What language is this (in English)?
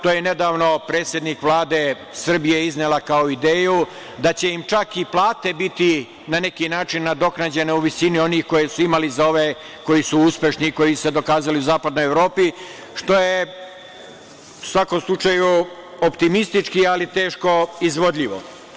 Serbian